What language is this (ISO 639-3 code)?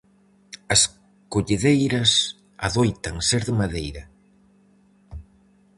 glg